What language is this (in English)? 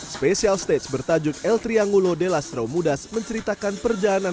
Indonesian